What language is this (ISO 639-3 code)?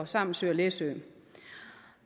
dan